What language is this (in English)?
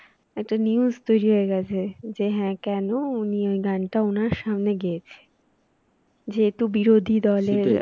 Bangla